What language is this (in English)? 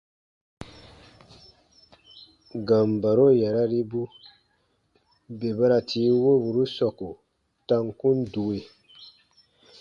Baatonum